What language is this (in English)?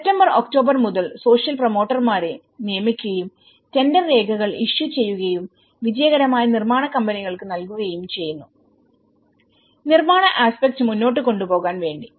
Malayalam